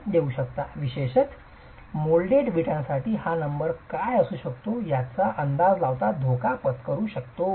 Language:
Marathi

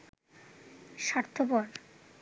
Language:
Bangla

